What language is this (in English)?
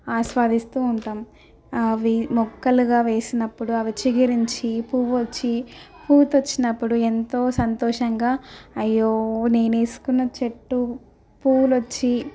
Telugu